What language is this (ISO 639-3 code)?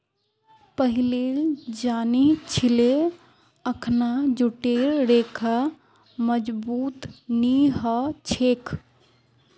mag